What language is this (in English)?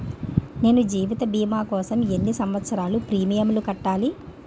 Telugu